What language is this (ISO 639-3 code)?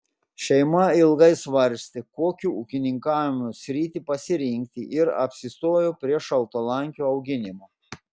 lit